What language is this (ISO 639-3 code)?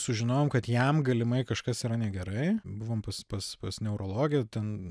lit